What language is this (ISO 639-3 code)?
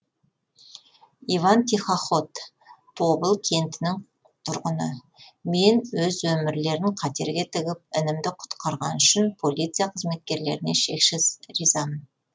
kaz